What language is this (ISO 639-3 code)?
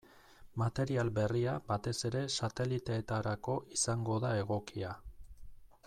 eus